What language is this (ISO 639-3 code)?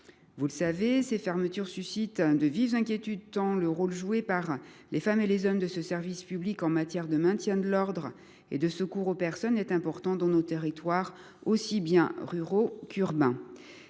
fra